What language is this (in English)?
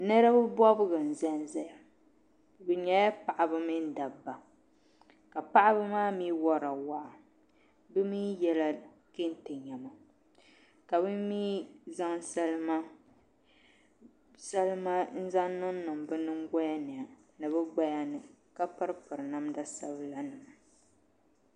Dagbani